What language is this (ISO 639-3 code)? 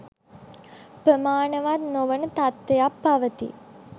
sin